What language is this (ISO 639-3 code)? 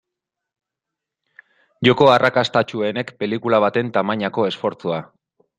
eus